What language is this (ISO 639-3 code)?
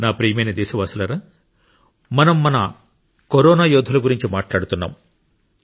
tel